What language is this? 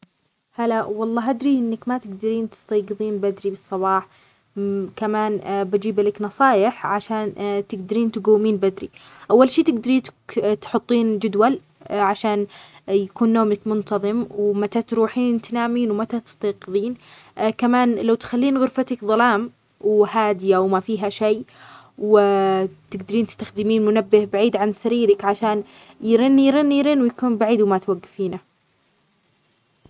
Omani Arabic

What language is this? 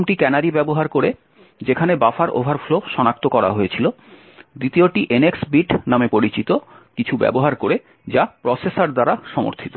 Bangla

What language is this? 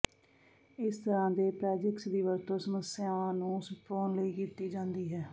Punjabi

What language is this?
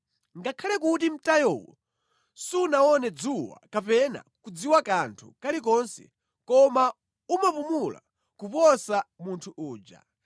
Nyanja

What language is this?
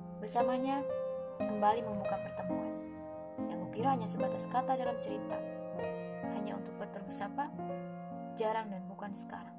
Indonesian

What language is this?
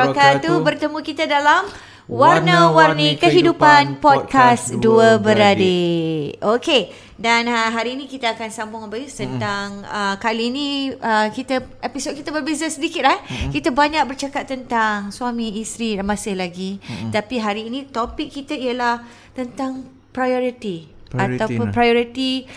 Malay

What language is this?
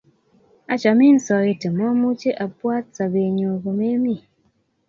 Kalenjin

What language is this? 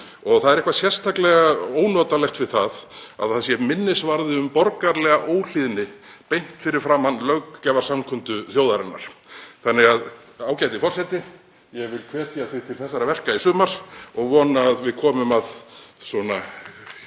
Icelandic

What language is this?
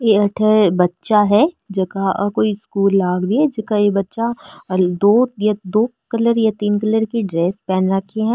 Marwari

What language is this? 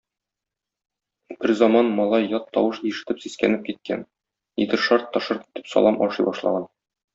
Tatar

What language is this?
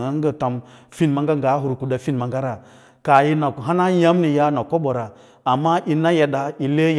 Lala-Roba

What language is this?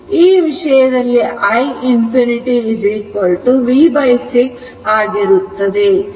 Kannada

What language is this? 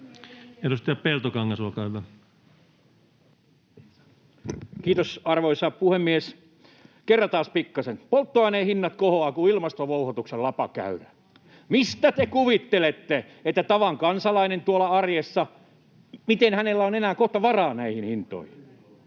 Finnish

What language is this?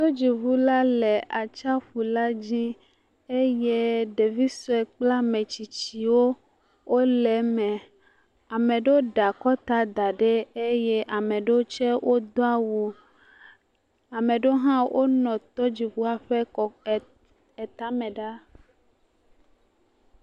Ewe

